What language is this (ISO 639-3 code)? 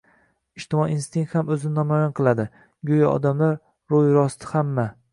uzb